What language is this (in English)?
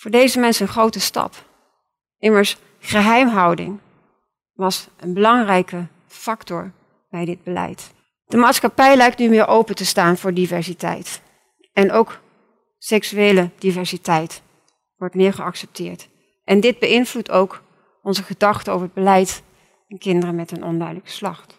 Dutch